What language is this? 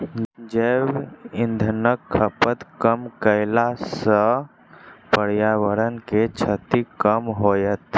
Maithili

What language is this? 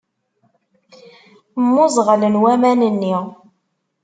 Kabyle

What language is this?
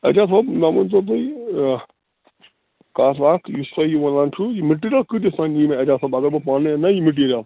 Kashmiri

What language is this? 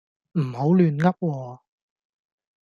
Cantonese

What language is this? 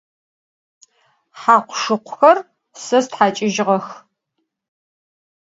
Adyghe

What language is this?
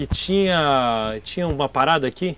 Portuguese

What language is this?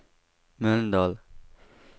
Swedish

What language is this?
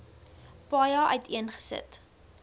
Afrikaans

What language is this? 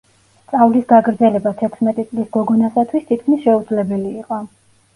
Georgian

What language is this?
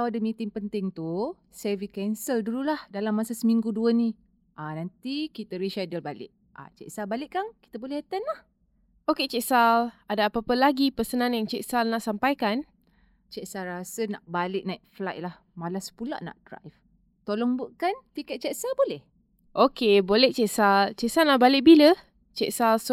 Malay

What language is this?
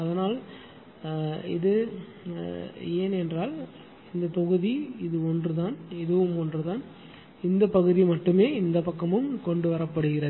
Tamil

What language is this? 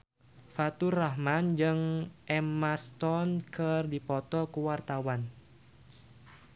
Sundanese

